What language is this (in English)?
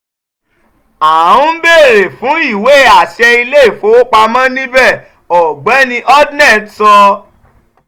Yoruba